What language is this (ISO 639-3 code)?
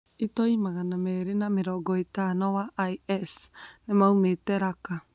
kik